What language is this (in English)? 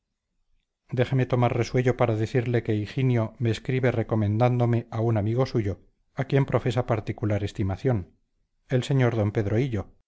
Spanish